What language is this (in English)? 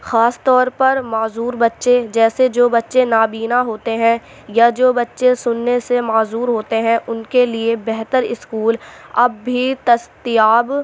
Urdu